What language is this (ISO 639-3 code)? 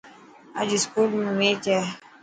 mki